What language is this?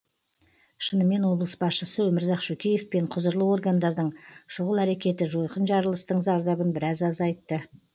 Kazakh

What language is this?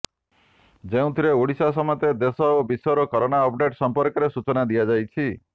Odia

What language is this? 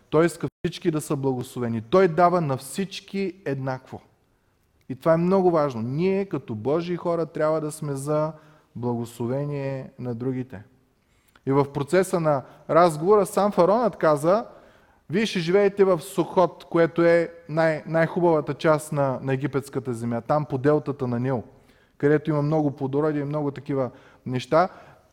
Bulgarian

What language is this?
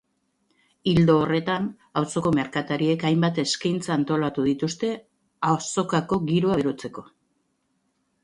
Basque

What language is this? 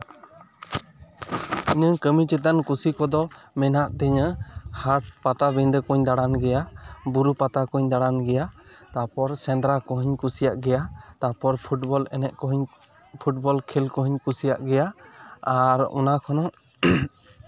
Santali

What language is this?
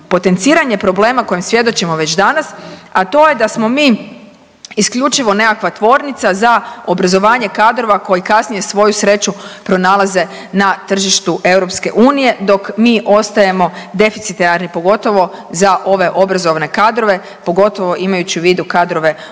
Croatian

